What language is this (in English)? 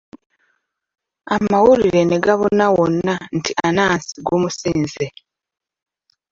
Ganda